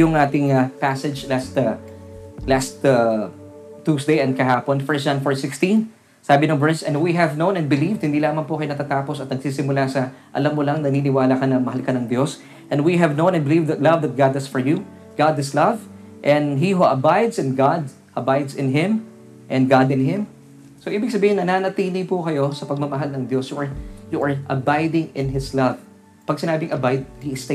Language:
Filipino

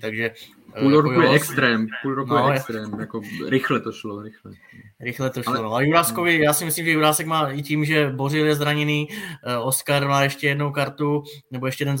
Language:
Czech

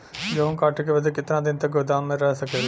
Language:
Bhojpuri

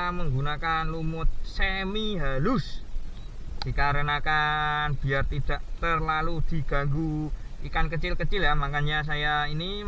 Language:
Indonesian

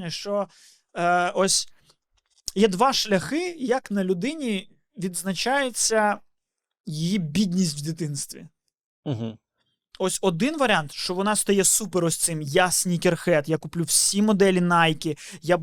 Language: Ukrainian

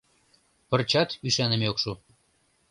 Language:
Mari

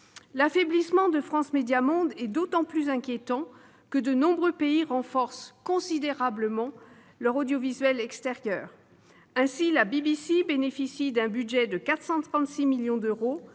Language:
French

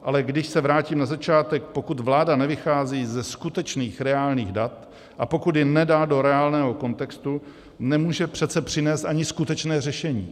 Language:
Czech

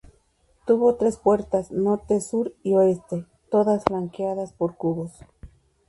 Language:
Spanish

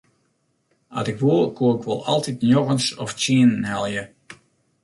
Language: Western Frisian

